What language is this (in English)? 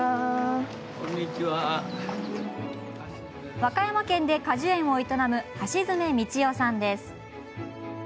Japanese